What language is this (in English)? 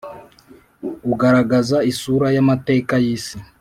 Kinyarwanda